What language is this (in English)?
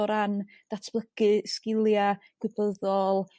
Welsh